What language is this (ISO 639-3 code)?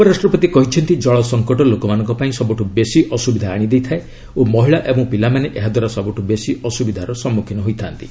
ori